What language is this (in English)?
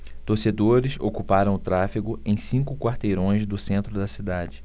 Portuguese